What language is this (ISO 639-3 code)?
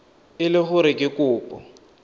tsn